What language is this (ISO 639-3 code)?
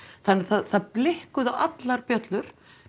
isl